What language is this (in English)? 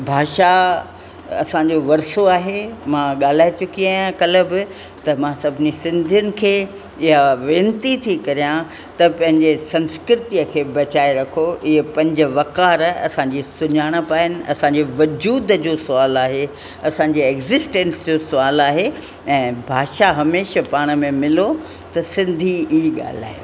Sindhi